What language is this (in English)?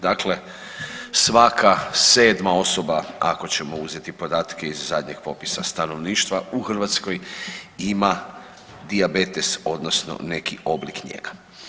Croatian